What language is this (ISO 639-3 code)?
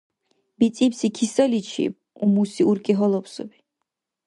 dar